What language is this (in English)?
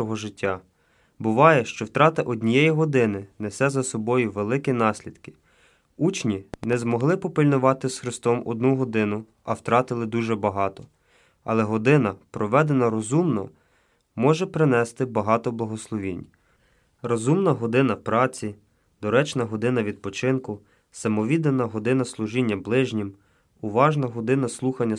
Ukrainian